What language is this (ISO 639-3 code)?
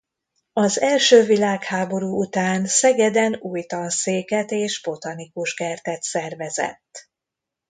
hun